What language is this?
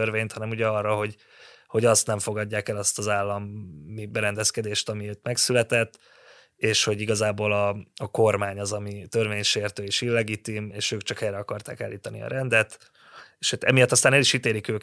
Hungarian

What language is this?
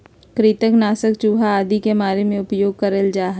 Magahi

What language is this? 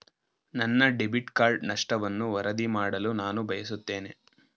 Kannada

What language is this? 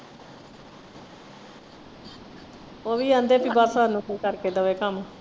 Punjabi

